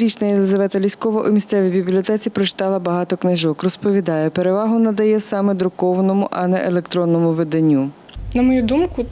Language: Ukrainian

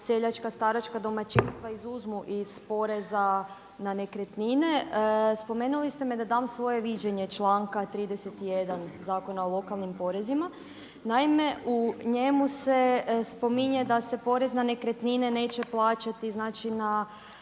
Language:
Croatian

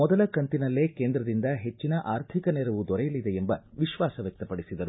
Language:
Kannada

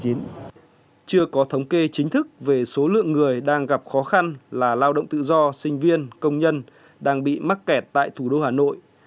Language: Vietnamese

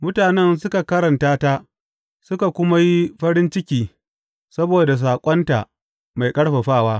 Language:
Hausa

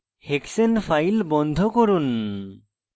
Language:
Bangla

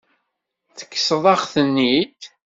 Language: Kabyle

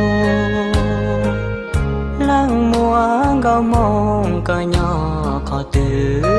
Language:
Thai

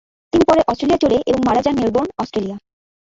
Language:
Bangla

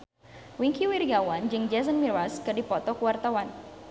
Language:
Sundanese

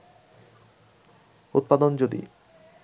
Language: Bangla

